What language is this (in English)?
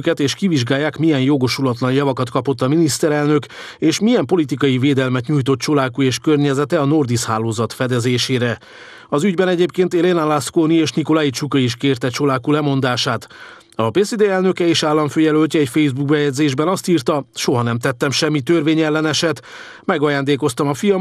Hungarian